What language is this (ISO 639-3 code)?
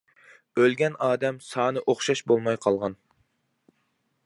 uig